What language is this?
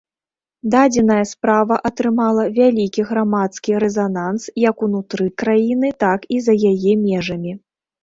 Belarusian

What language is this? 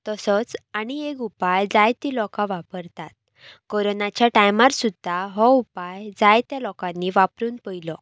Konkani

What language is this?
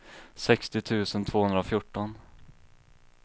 Swedish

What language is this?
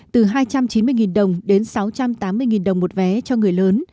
Vietnamese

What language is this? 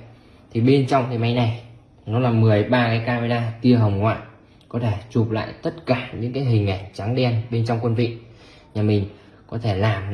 Vietnamese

